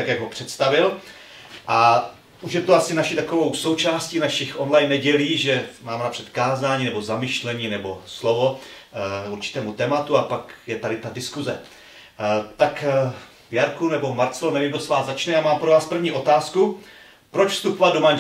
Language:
Czech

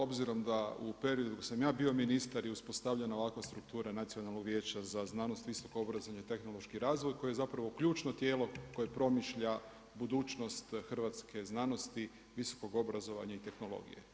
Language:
Croatian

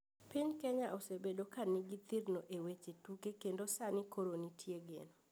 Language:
Luo (Kenya and Tanzania)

